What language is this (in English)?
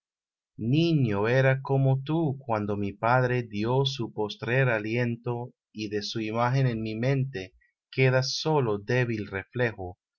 Spanish